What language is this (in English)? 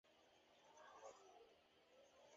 Swahili